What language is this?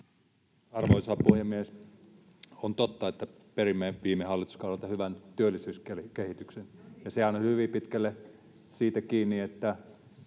Finnish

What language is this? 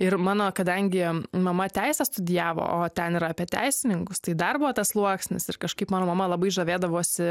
Lithuanian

